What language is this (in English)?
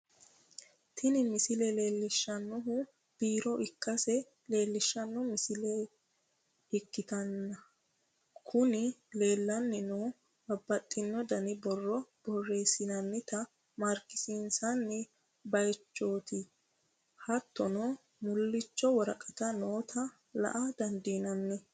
Sidamo